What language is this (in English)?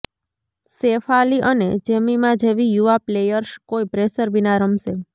Gujarati